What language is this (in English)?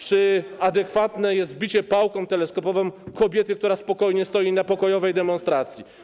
Polish